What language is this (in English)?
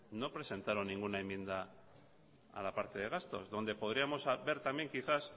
Spanish